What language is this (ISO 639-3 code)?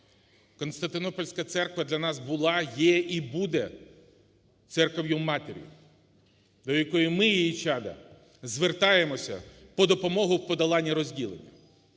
ukr